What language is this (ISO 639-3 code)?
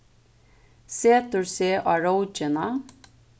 fao